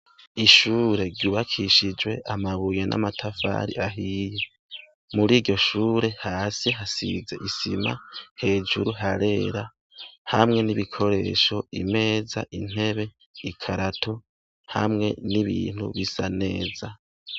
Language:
Rundi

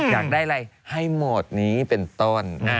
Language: Thai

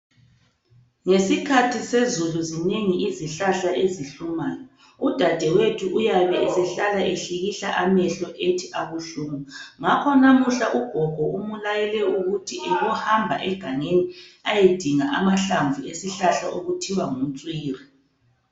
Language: North Ndebele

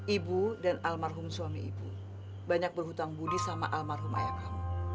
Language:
Indonesian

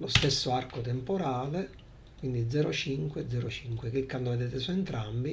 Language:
Italian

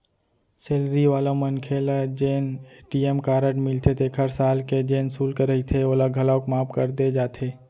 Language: Chhattisgarhi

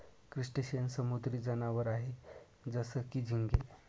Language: Marathi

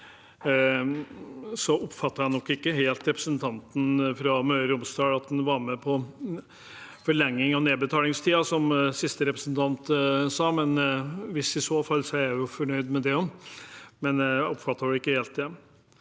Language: Norwegian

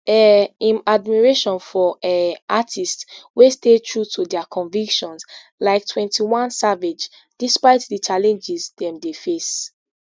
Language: Nigerian Pidgin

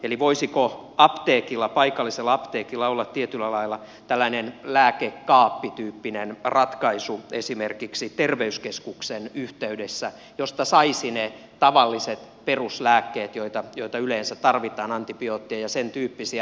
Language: Finnish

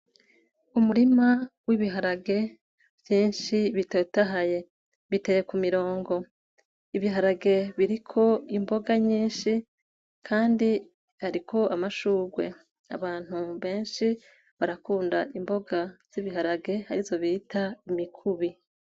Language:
Rundi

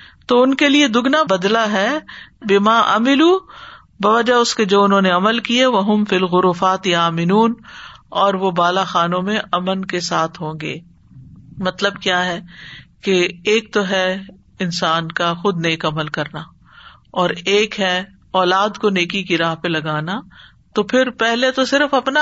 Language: Urdu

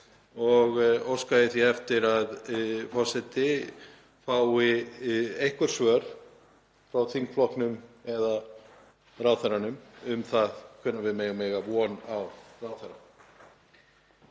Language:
Icelandic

